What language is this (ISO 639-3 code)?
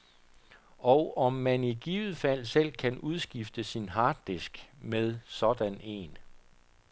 dan